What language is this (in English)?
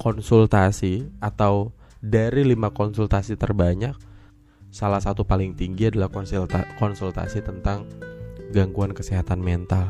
Indonesian